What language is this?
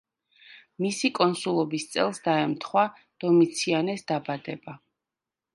Georgian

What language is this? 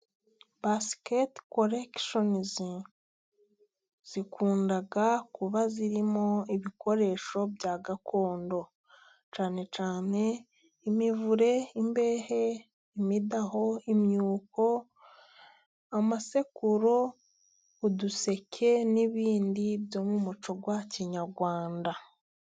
Kinyarwanda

